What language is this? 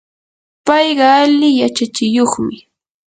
Yanahuanca Pasco Quechua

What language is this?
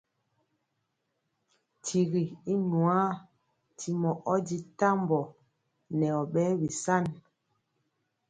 Mpiemo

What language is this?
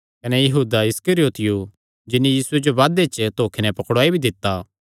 Kangri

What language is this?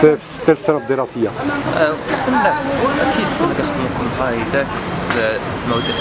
Arabic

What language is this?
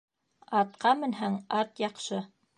Bashkir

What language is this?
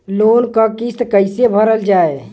Bhojpuri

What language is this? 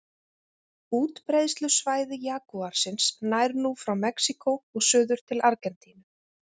Icelandic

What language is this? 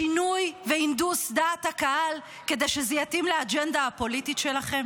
Hebrew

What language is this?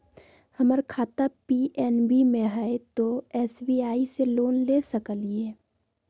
Magahi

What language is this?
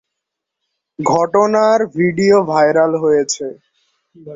Bangla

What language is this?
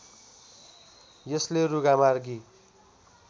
Nepali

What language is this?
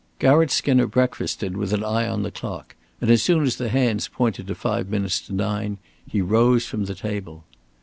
English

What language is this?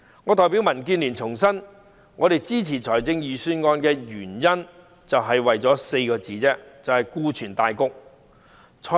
Cantonese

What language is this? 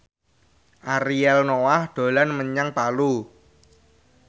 Javanese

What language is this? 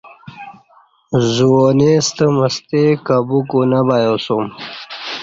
Kati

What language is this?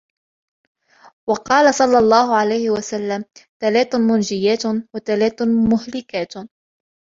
Arabic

